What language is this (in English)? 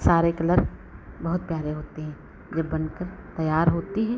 Hindi